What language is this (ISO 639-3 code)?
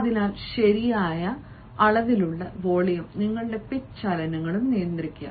mal